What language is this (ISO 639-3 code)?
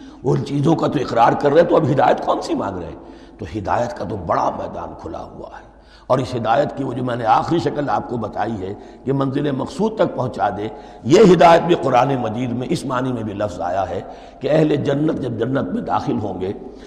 urd